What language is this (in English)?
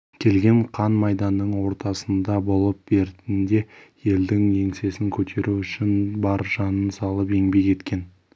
Kazakh